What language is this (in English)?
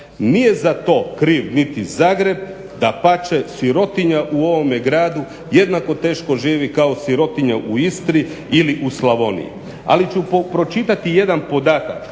Croatian